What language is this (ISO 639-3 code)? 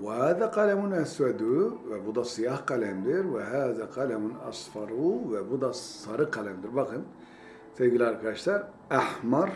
tur